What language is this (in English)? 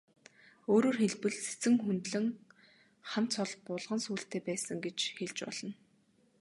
Mongolian